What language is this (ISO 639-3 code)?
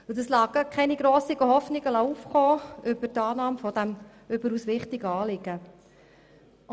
gsw